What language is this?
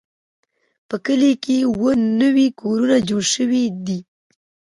Pashto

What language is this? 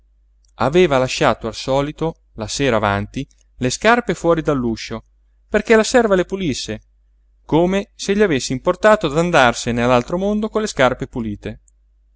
Italian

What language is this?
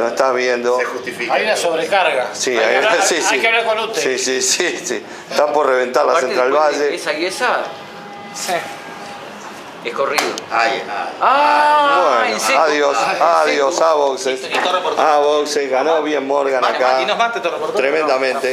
Spanish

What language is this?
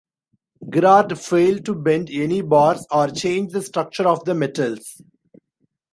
English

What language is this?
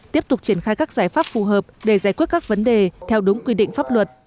Vietnamese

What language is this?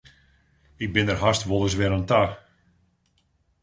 Western Frisian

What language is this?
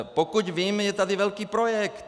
Czech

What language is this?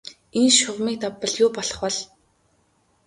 Mongolian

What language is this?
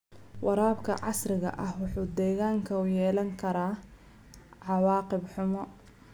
Somali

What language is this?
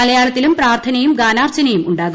Malayalam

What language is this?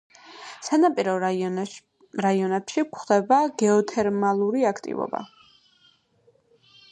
Georgian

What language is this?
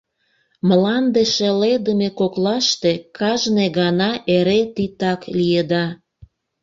Mari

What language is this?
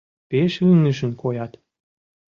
Mari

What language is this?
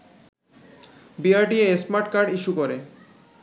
Bangla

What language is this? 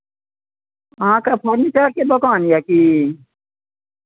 Maithili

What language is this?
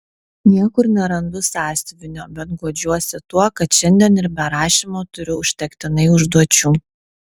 Lithuanian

